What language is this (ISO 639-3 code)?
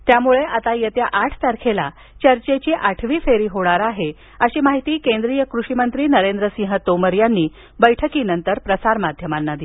mar